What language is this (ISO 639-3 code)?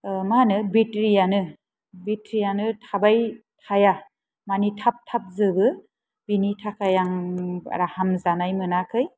brx